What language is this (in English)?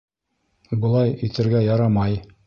Bashkir